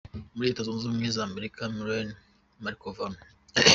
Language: Kinyarwanda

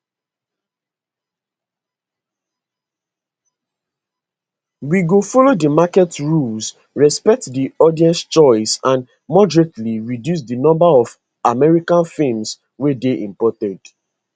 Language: Nigerian Pidgin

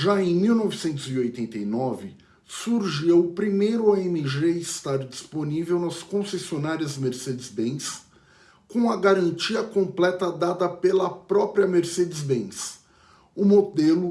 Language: Portuguese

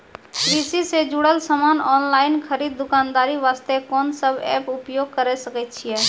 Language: Maithili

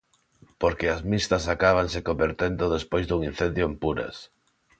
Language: Galician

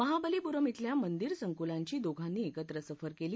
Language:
Marathi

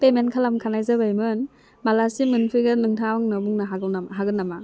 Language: Bodo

